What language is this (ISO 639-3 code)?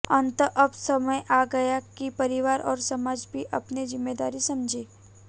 hin